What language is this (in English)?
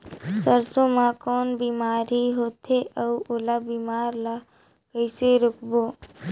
Chhattisgarhi